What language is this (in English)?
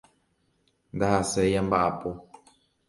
Guarani